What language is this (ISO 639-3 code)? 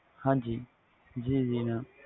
pan